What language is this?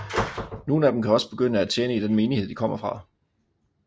Danish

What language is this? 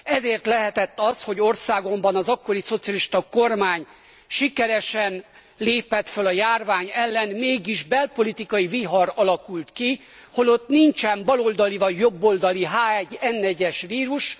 Hungarian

